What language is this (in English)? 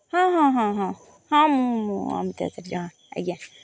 Odia